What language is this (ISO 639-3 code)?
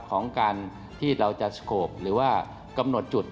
tha